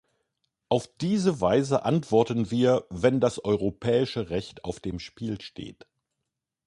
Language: German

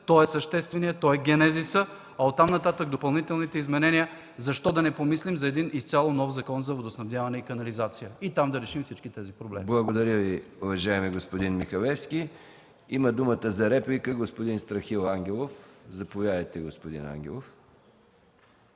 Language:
Bulgarian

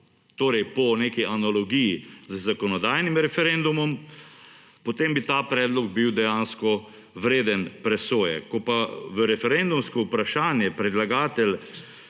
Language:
Slovenian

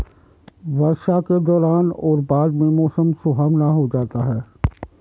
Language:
Hindi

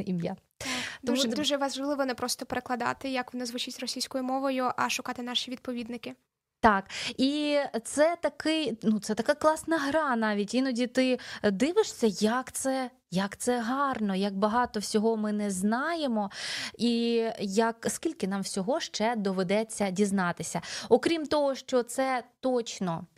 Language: Ukrainian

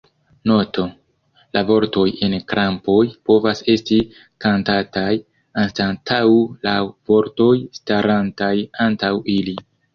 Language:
Esperanto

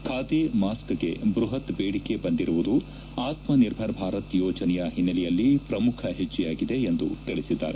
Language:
Kannada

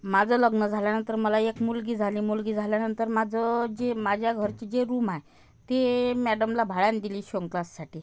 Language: Marathi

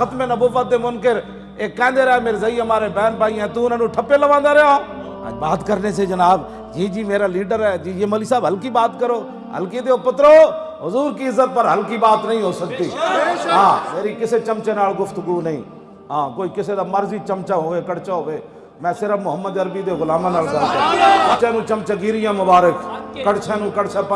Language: Urdu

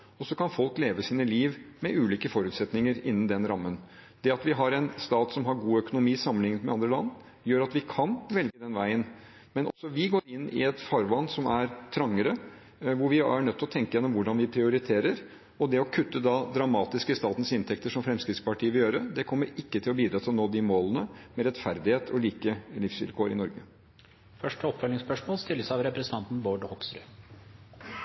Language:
Norwegian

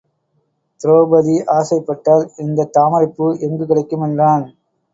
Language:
Tamil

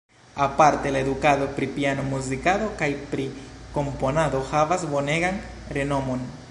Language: Esperanto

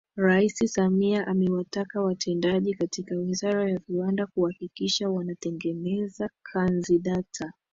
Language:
Swahili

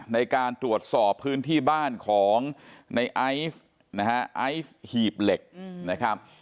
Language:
Thai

